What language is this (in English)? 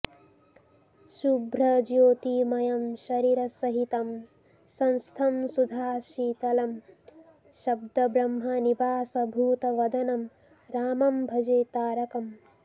Sanskrit